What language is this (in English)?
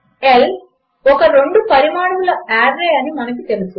Telugu